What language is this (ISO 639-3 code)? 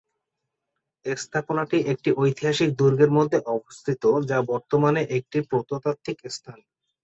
ben